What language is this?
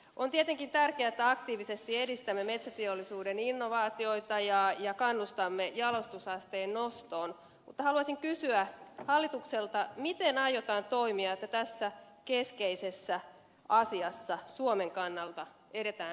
Finnish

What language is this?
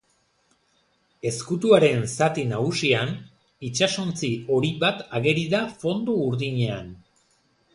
Basque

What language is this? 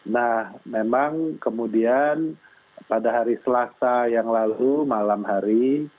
Indonesian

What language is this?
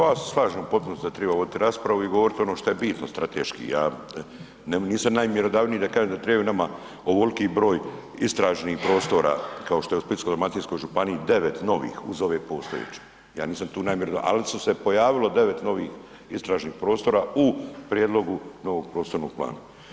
Croatian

